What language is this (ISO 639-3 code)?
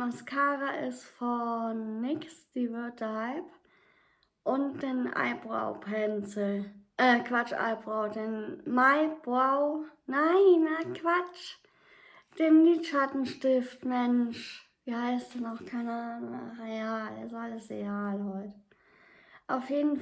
deu